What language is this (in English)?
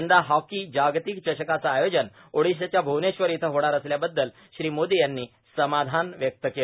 Marathi